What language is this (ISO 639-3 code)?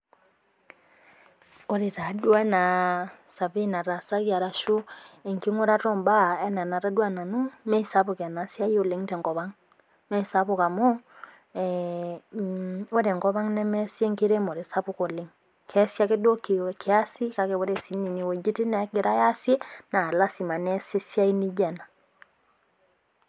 mas